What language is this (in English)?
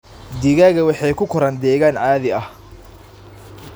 Somali